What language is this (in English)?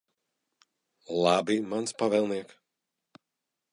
Latvian